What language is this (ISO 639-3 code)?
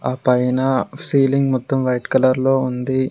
tel